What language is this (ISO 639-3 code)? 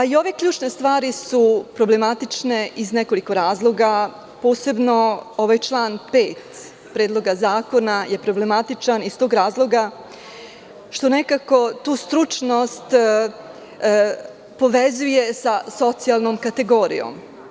srp